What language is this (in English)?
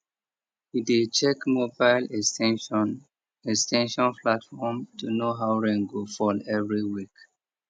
Nigerian Pidgin